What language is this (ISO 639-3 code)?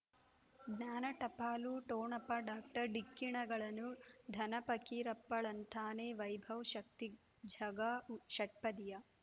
kan